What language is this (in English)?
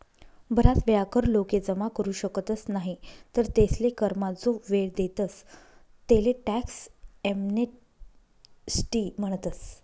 Marathi